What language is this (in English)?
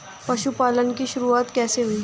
Hindi